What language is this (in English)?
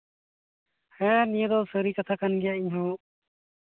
Santali